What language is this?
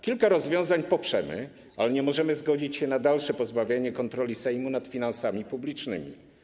Polish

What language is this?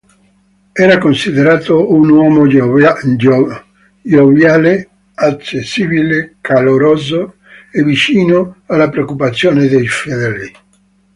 Italian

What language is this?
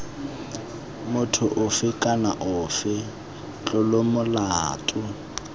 Tswana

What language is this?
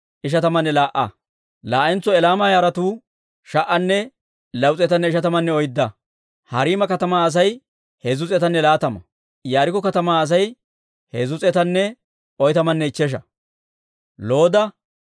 Dawro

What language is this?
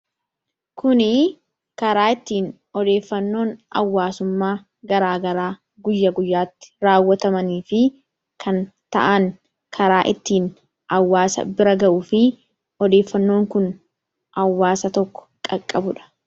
Oromo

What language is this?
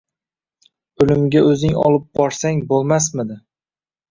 Uzbek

